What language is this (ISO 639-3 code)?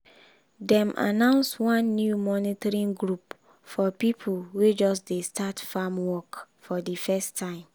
pcm